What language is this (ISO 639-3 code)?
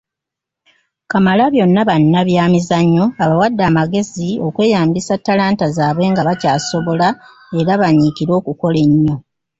lug